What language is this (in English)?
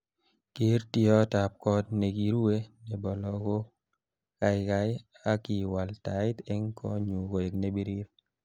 Kalenjin